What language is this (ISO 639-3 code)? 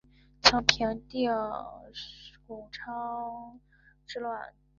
zho